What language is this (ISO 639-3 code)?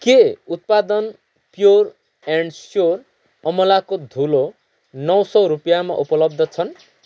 nep